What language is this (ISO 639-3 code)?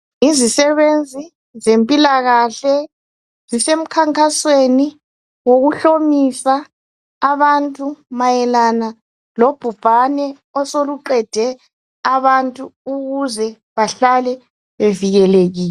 nde